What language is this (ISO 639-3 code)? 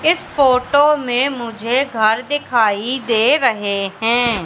hin